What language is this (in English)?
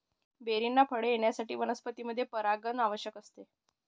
Marathi